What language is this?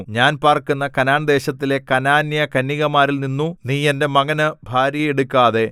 Malayalam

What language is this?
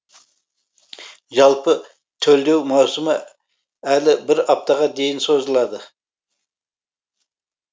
Kazakh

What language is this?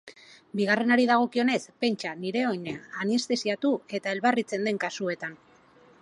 Basque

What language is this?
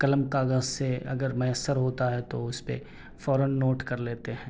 Urdu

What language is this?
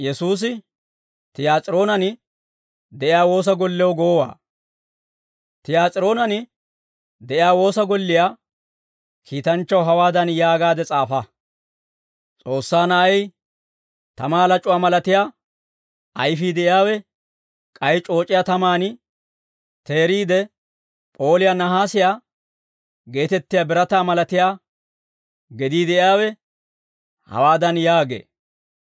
Dawro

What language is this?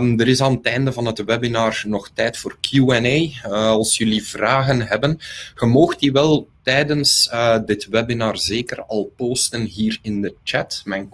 Dutch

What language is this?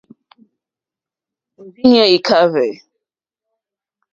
Mokpwe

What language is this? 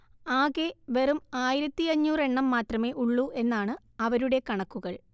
Malayalam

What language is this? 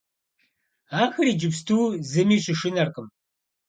Kabardian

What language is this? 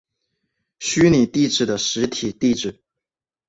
Chinese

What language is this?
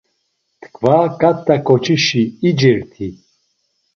Laz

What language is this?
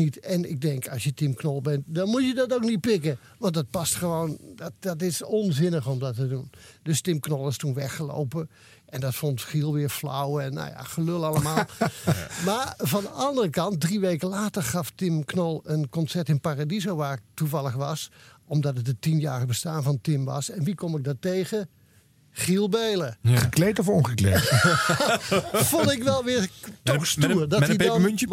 Dutch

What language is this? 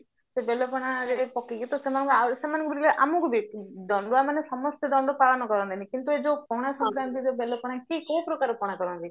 Odia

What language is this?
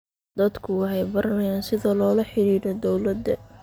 Somali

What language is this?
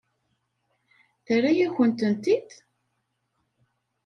Kabyle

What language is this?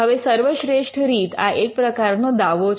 Gujarati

